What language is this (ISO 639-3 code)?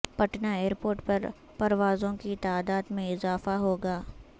urd